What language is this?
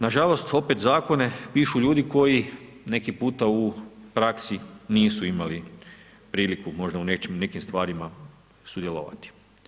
Croatian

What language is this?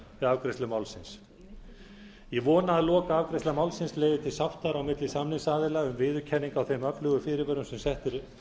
Icelandic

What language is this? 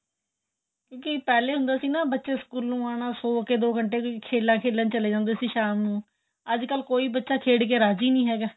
Punjabi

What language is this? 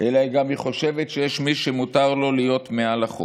Hebrew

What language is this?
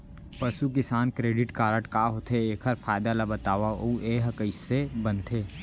Chhattisgarhi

